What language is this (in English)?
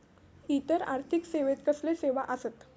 Marathi